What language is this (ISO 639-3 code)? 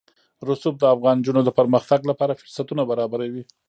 pus